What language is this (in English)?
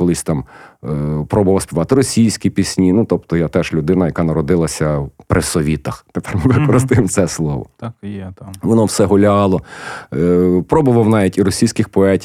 Ukrainian